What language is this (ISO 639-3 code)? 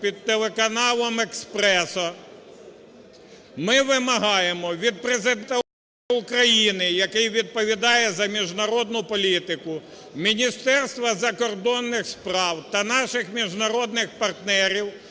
ukr